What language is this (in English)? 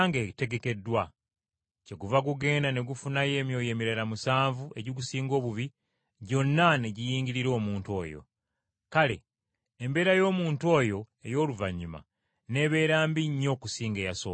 Ganda